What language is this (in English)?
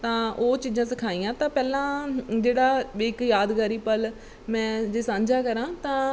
Punjabi